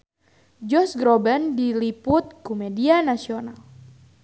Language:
Sundanese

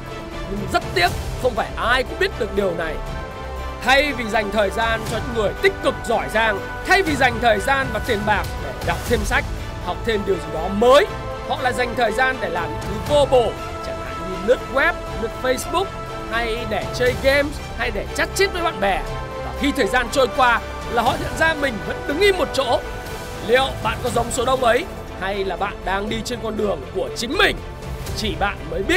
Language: Vietnamese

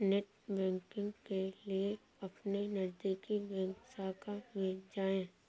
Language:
Hindi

